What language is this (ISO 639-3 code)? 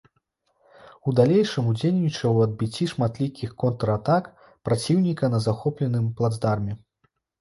bel